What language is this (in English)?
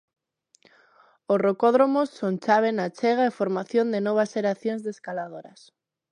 Galician